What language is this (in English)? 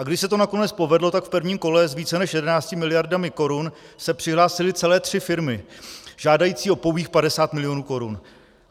Czech